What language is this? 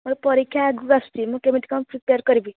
Odia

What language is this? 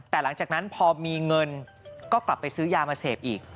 Thai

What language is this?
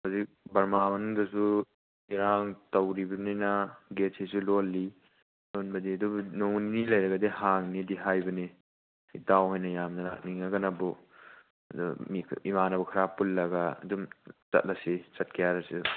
Manipuri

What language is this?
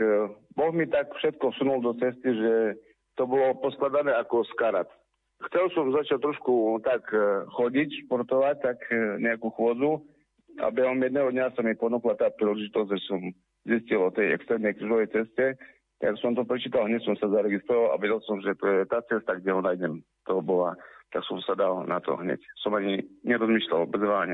Slovak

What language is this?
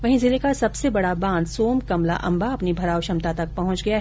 Hindi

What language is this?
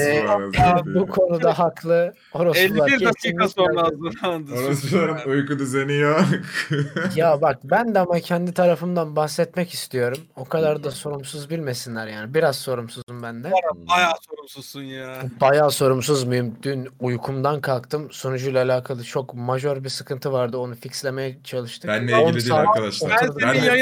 Turkish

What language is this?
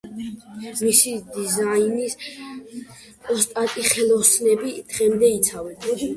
Georgian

